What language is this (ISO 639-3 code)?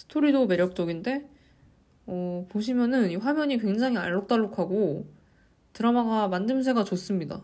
kor